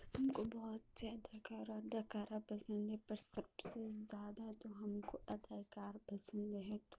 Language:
Urdu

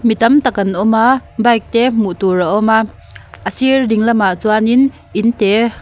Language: Mizo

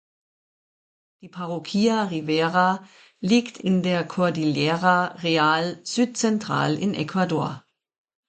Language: German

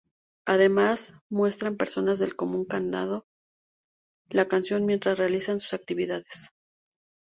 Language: Spanish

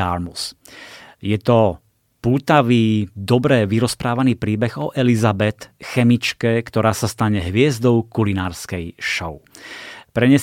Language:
Slovak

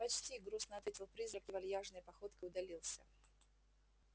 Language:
Russian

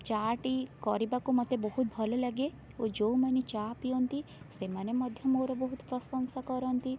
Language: Odia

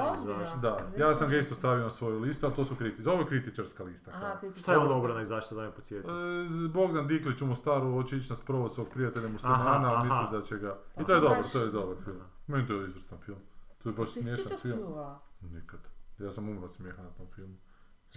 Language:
Croatian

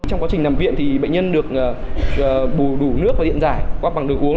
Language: Vietnamese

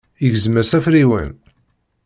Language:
Kabyle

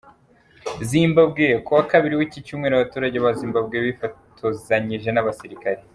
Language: Kinyarwanda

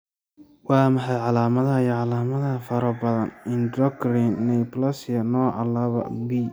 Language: Somali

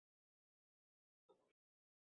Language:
Chinese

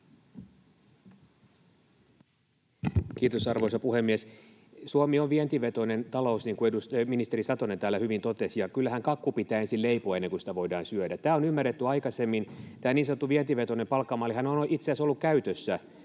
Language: Finnish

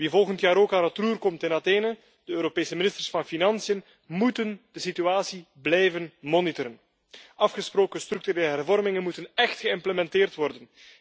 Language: Dutch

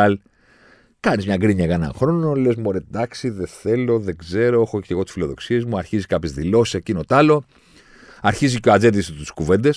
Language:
Greek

